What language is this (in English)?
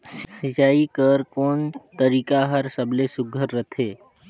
Chhattisgarhi